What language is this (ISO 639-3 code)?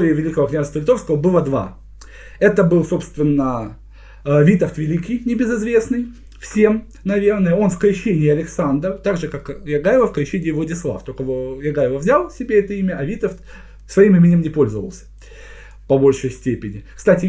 rus